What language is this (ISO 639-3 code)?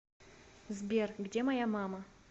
rus